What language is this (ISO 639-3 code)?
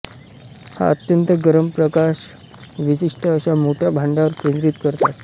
mar